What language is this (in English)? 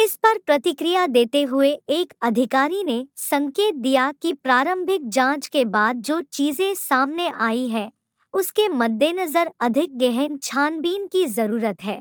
Hindi